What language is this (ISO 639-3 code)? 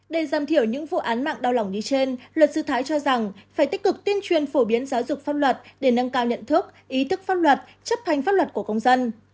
vie